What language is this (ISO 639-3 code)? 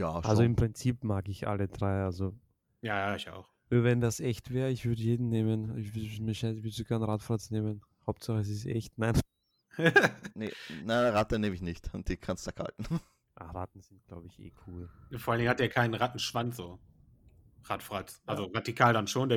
deu